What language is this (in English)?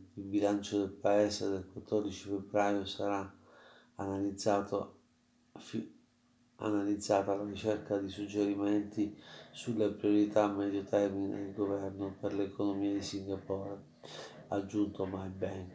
Italian